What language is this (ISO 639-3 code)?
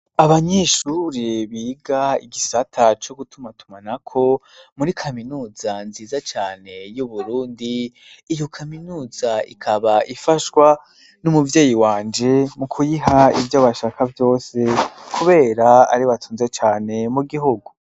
run